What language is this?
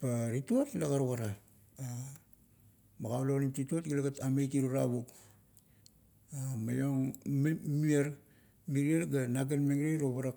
Kuot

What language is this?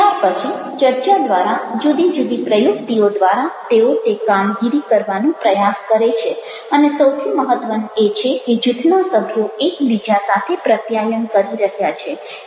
Gujarati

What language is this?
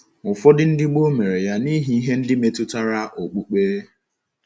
Igbo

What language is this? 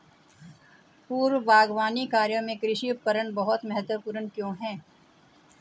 Hindi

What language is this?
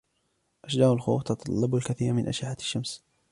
Arabic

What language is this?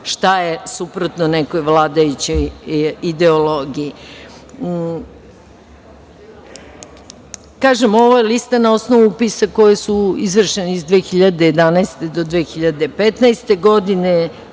Serbian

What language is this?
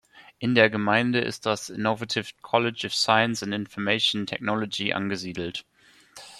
German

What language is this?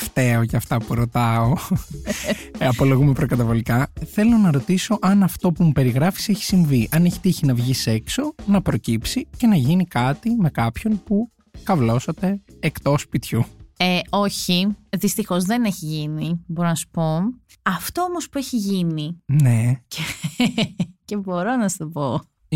Greek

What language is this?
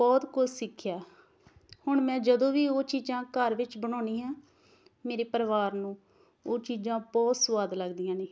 Punjabi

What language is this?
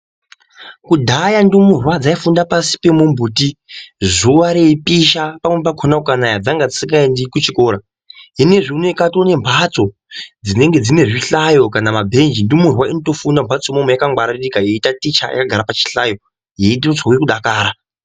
Ndau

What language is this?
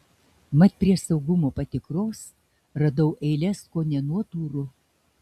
Lithuanian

